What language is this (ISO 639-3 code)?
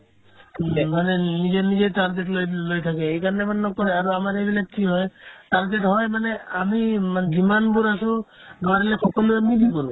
asm